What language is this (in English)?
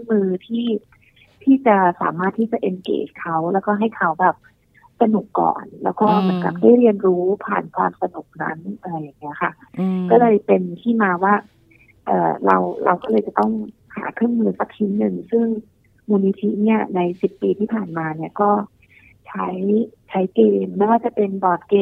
Thai